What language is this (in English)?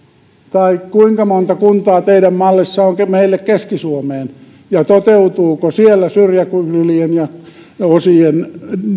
Finnish